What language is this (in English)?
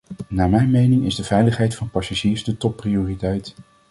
Dutch